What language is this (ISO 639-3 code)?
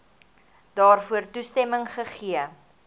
afr